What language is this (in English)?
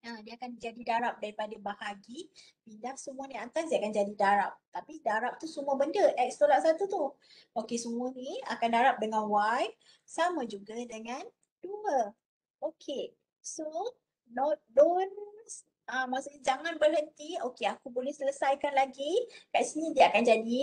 Malay